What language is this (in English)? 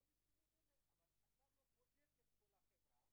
Hebrew